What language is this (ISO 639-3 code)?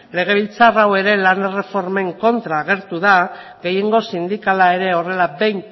eus